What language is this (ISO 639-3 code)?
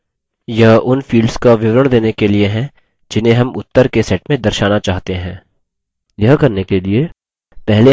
hin